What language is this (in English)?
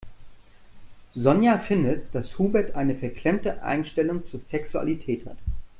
German